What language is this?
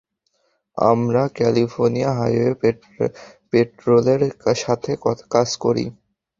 Bangla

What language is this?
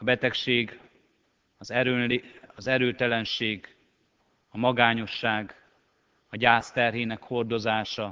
Hungarian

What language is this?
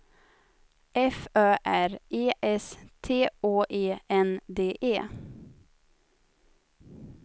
Swedish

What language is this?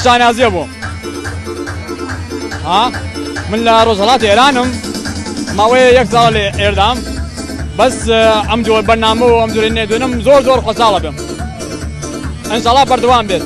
Arabic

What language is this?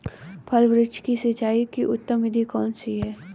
Hindi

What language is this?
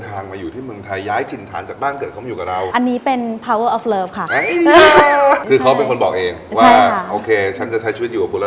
Thai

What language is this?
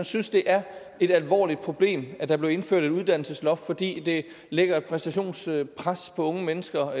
Danish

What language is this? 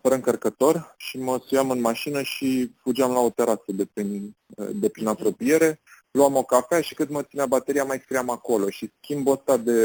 Romanian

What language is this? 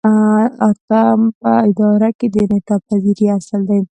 Pashto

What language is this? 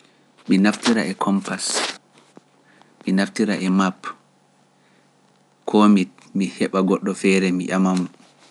Pular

